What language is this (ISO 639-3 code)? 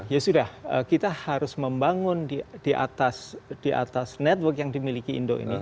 ind